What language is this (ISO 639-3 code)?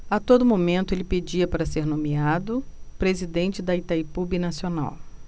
por